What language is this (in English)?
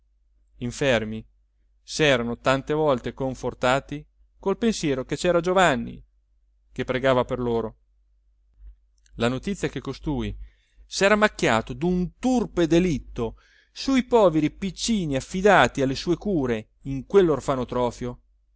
Italian